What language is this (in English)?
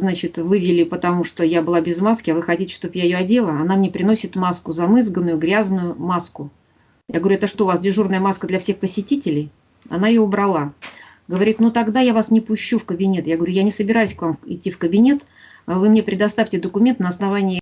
Russian